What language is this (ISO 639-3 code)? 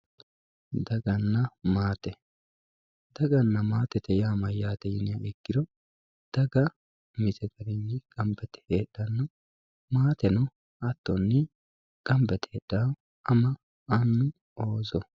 sid